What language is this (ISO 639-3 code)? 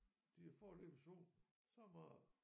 dan